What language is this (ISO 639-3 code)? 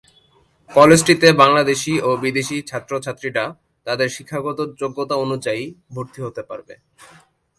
ben